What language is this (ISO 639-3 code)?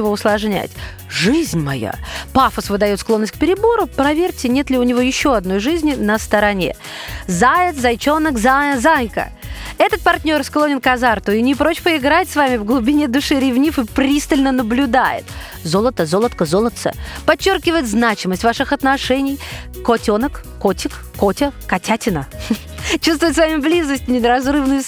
rus